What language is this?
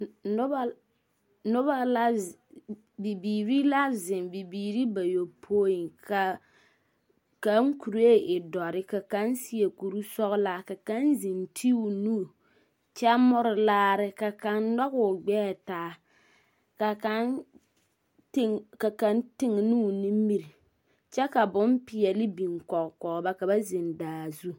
Southern Dagaare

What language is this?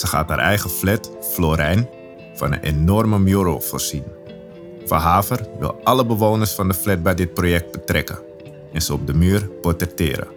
Dutch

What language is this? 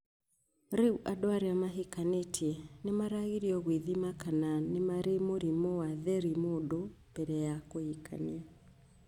Kikuyu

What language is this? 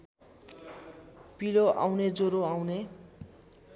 Nepali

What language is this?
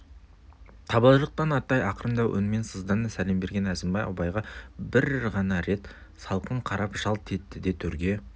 Kazakh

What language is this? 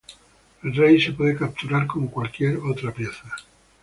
Spanish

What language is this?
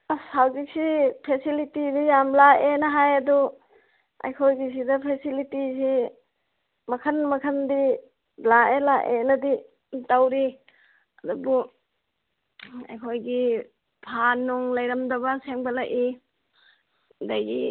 Manipuri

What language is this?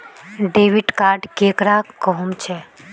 Magahi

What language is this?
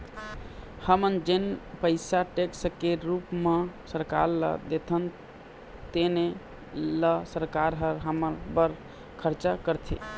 Chhattisgarhi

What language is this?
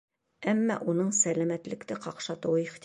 Bashkir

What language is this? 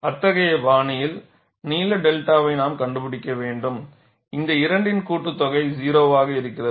Tamil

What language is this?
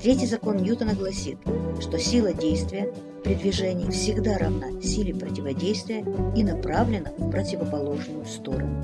Russian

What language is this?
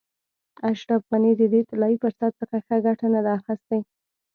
Pashto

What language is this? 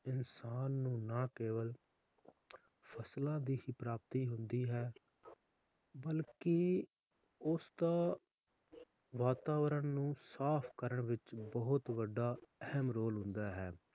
Punjabi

